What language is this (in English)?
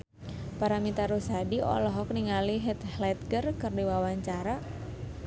Sundanese